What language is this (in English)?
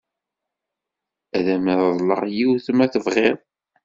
Kabyle